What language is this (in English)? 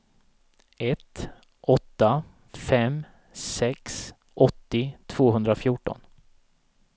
Swedish